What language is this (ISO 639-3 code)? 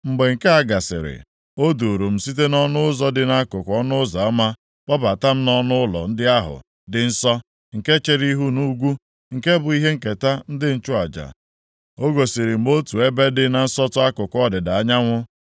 ibo